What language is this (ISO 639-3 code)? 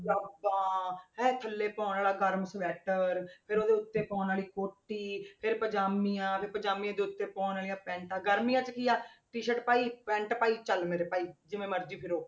pan